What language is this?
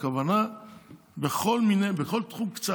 Hebrew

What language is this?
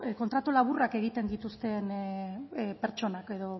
Basque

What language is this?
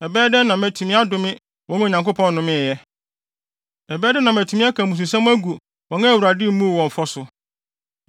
Akan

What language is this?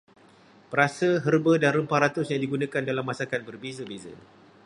Malay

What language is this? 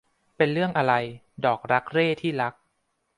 Thai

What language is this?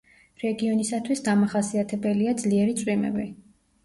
Georgian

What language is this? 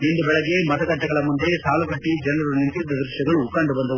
Kannada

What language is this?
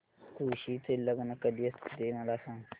Marathi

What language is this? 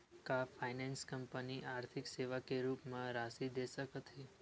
Chhattisgarhi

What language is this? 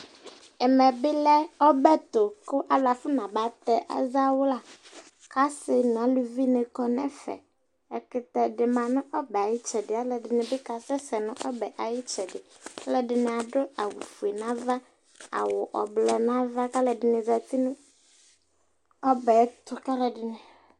Ikposo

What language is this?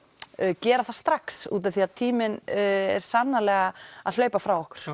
Icelandic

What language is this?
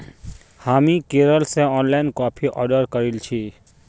Magahi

